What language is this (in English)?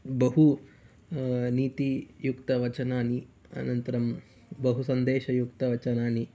Sanskrit